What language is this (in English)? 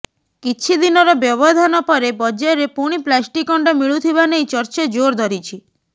Odia